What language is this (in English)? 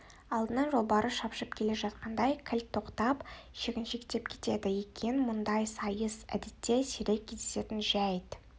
Kazakh